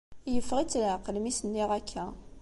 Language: Kabyle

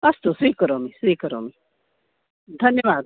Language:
Sanskrit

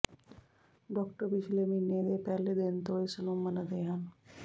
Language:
Punjabi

